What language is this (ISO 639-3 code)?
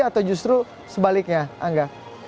ind